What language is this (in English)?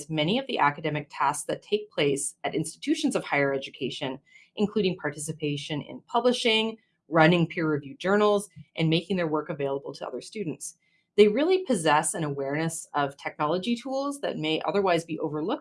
English